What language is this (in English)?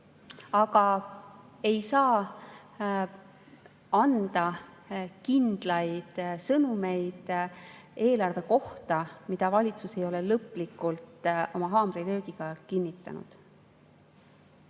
Estonian